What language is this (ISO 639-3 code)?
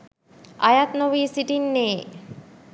sin